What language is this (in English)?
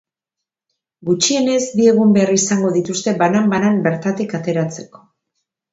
Basque